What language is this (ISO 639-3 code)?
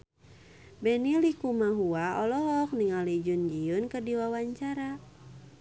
sun